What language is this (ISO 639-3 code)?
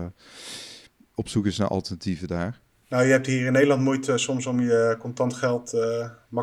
nld